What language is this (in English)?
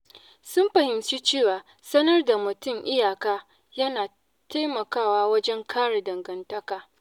Hausa